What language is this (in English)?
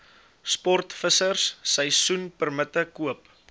Afrikaans